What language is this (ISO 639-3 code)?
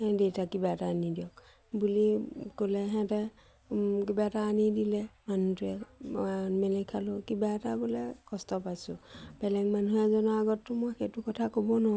asm